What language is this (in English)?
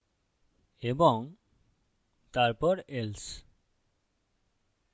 Bangla